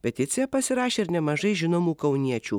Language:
Lithuanian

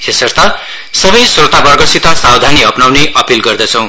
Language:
Nepali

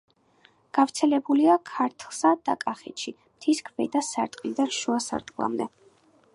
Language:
Georgian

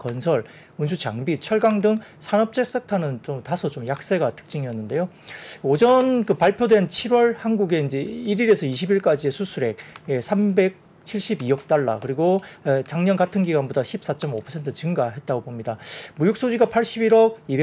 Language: Korean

